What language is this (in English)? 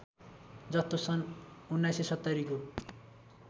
Nepali